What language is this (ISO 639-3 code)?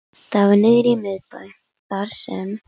isl